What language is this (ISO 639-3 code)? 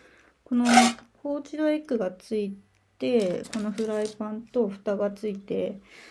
jpn